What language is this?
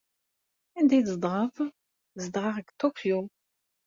Kabyle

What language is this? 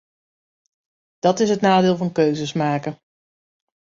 Dutch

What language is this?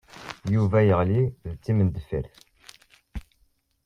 Kabyle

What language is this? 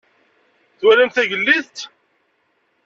Kabyle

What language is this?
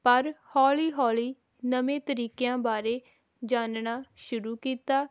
Punjabi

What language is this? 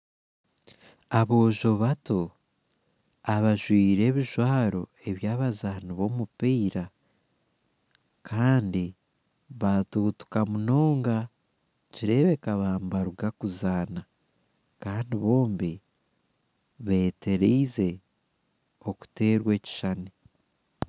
Nyankole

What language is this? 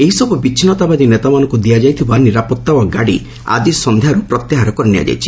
Odia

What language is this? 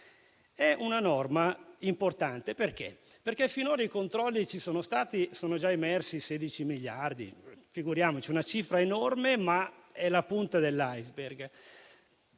Italian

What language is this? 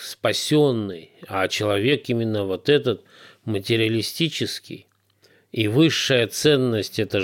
Russian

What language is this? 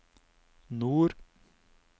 Norwegian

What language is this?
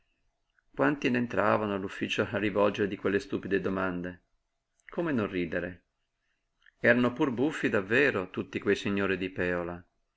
Italian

